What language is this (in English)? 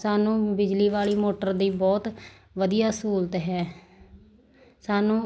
Punjabi